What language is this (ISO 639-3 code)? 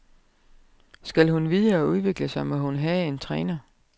dan